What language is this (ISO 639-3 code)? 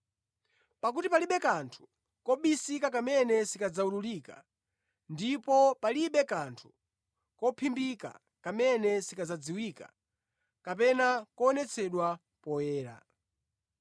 nya